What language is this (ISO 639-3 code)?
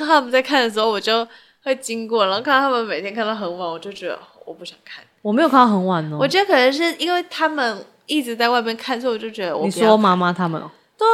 zho